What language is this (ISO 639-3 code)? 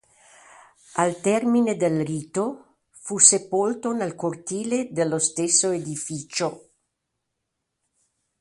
ita